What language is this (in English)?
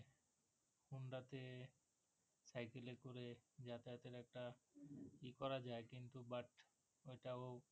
Bangla